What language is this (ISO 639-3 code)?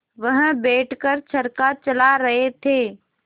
hin